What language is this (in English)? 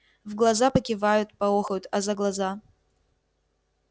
Russian